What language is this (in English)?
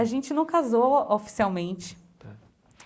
Portuguese